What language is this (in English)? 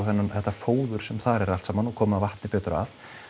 Icelandic